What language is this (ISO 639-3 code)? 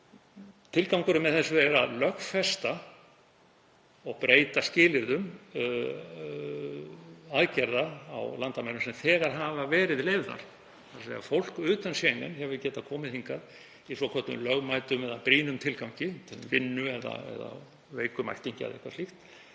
isl